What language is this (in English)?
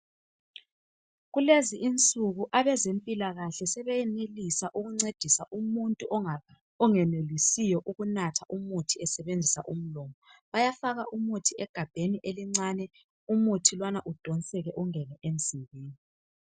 North Ndebele